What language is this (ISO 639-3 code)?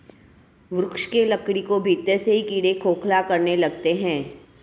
hin